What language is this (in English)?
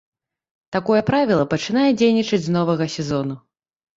Belarusian